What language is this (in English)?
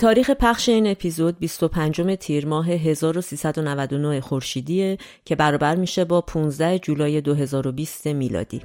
Persian